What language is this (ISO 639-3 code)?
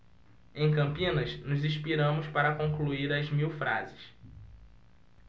por